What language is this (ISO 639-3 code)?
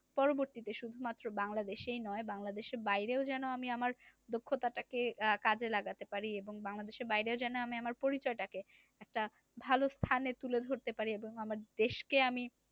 ben